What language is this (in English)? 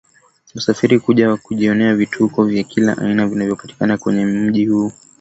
Swahili